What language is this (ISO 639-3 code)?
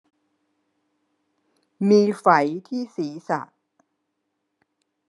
tha